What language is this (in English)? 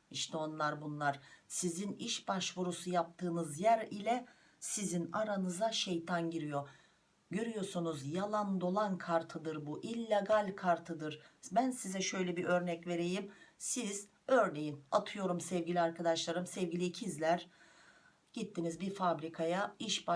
Turkish